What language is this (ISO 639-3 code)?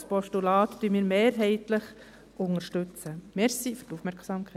gsw